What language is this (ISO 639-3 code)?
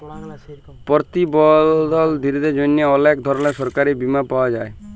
ben